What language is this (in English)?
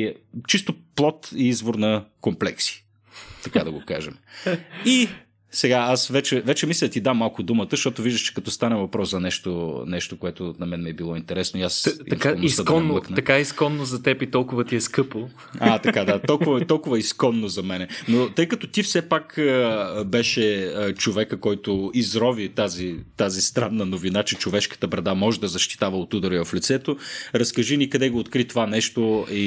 Bulgarian